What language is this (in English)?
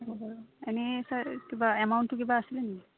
Assamese